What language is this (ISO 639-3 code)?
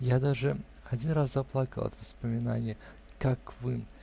rus